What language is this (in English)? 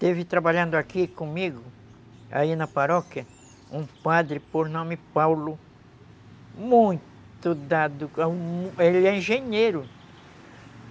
Portuguese